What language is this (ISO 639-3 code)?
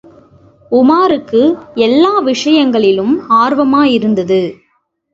tam